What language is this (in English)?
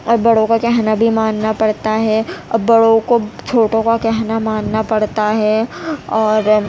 Urdu